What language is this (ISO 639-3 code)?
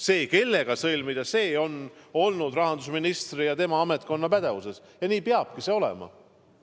est